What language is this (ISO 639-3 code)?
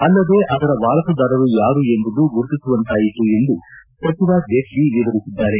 kan